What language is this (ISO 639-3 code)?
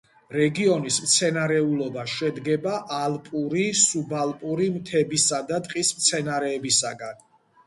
kat